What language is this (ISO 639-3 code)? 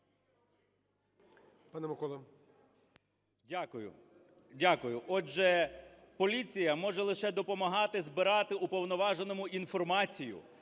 ukr